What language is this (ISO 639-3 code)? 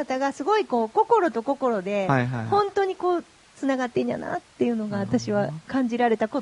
jpn